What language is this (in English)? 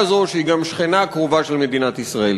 Hebrew